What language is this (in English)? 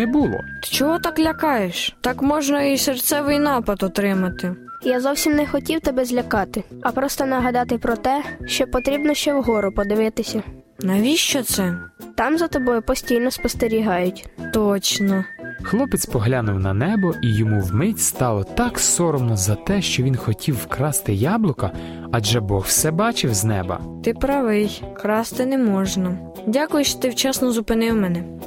Ukrainian